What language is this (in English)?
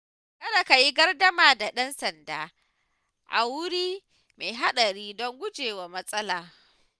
Hausa